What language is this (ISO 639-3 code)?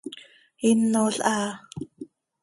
sei